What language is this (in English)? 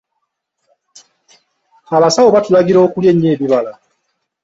Ganda